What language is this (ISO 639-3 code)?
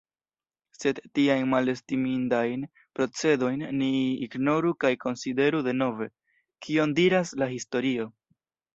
epo